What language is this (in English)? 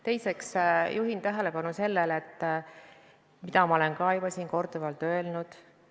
Estonian